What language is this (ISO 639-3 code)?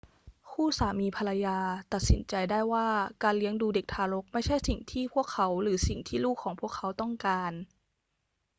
tha